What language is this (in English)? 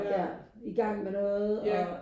Danish